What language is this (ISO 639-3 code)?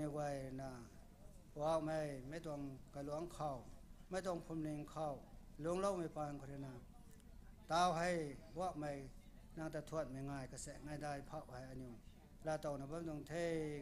tha